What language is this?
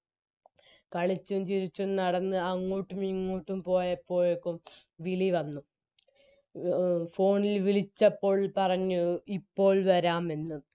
Malayalam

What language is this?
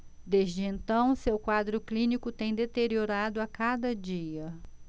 Portuguese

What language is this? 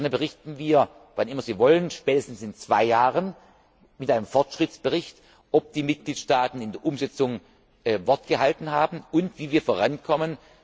German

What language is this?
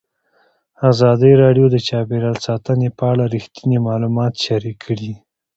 Pashto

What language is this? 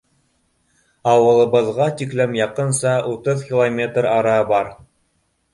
Bashkir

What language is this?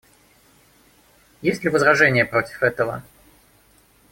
Russian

